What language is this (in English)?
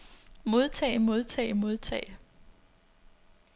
Danish